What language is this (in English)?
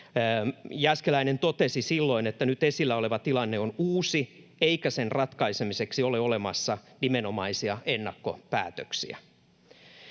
Finnish